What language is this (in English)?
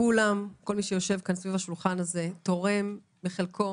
Hebrew